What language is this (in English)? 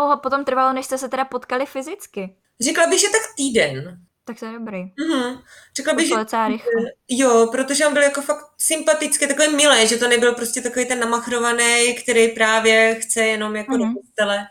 Czech